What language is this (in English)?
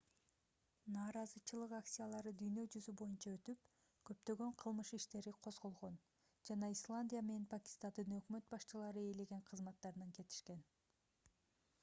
Kyrgyz